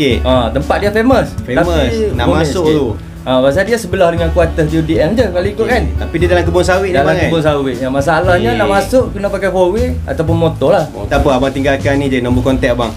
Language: Malay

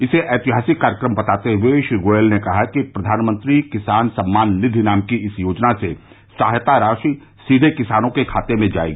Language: Hindi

